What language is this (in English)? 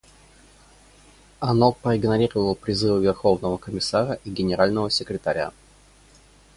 Russian